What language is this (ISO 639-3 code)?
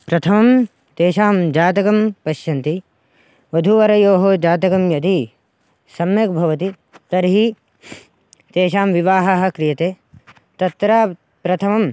san